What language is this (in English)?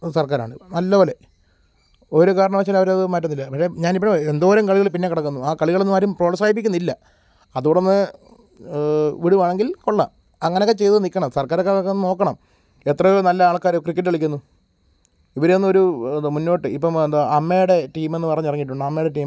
Malayalam